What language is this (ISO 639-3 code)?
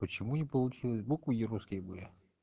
rus